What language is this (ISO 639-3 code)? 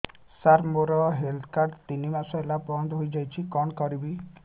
ori